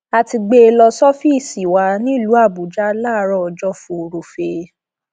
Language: Yoruba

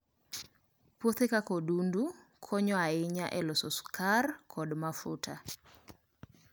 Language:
Luo (Kenya and Tanzania)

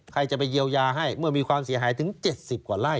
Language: Thai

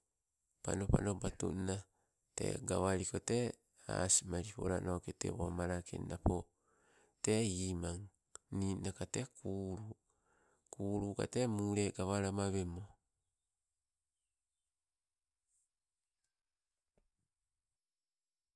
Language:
Sibe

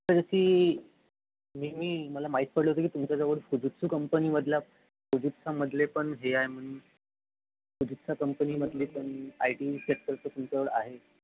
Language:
Marathi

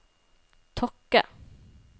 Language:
Norwegian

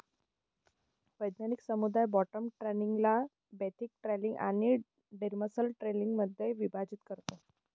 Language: Marathi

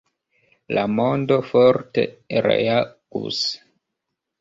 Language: Esperanto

